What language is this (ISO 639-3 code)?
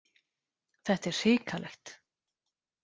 isl